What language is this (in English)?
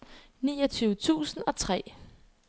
Danish